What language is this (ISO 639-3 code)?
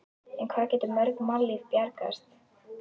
isl